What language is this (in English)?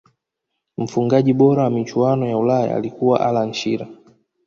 Swahili